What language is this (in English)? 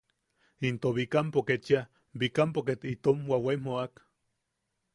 Yaqui